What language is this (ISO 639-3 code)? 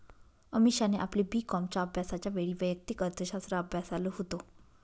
mar